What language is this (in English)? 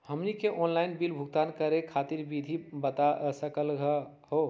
Magahi